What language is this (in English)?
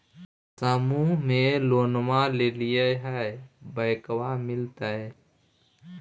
Magahi